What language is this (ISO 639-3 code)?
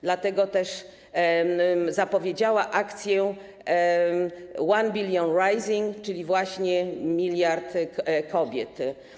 pol